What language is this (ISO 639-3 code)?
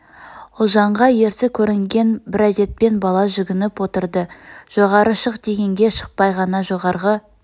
kaz